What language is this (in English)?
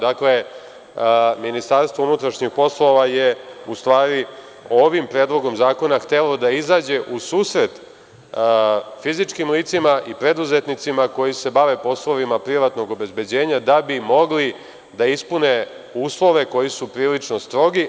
Serbian